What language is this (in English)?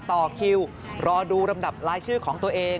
Thai